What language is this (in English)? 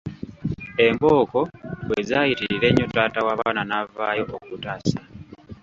Ganda